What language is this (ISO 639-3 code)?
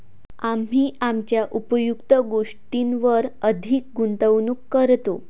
mar